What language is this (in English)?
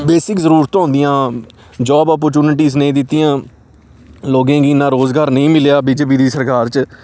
Dogri